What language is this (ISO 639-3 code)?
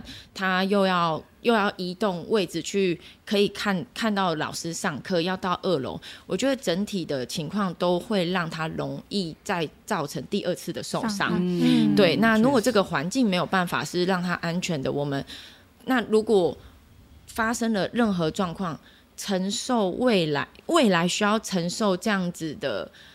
zho